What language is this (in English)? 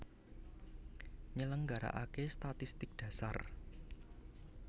Javanese